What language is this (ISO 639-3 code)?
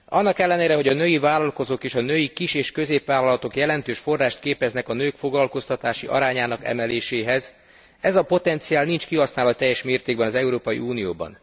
hun